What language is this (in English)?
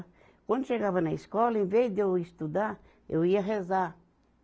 Portuguese